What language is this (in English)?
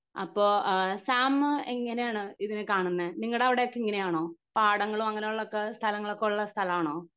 Malayalam